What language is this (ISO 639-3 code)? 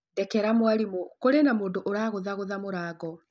kik